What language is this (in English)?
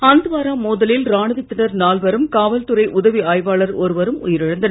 Tamil